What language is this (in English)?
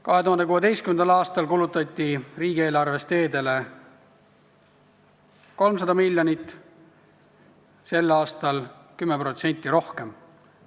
Estonian